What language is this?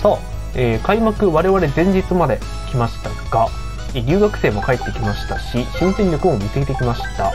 Japanese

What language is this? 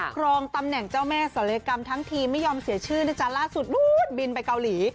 Thai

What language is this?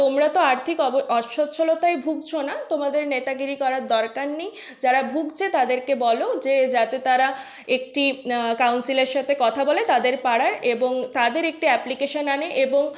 Bangla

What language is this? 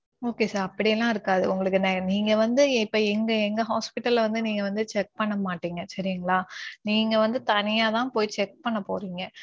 Tamil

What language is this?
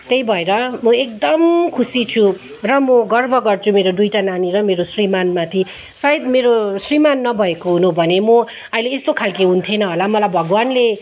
Nepali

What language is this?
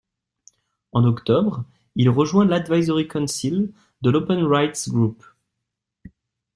French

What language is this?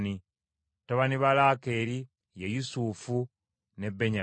Ganda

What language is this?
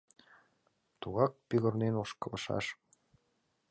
Mari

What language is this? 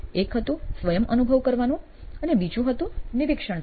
Gujarati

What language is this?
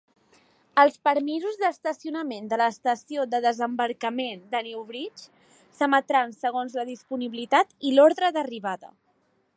Catalan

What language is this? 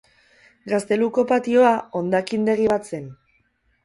Basque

